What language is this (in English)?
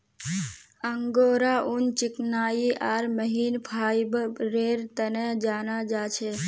Magahi